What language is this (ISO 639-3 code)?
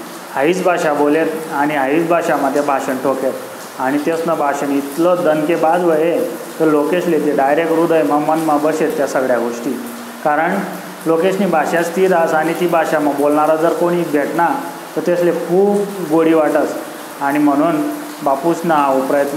mar